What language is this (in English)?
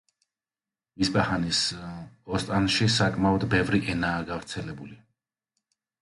Georgian